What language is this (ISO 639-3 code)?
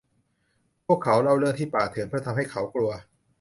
tha